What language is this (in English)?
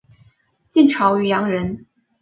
Chinese